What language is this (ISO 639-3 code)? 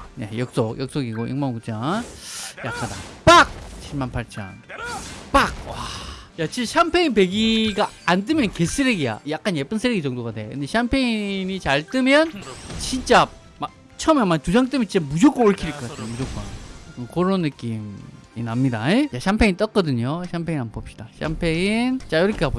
kor